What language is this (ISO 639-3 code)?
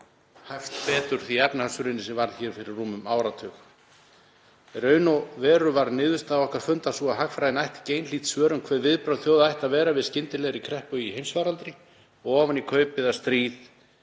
isl